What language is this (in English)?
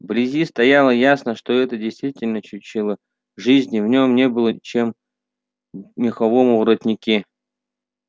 Russian